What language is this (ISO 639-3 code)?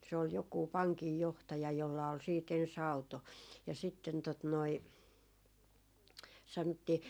fin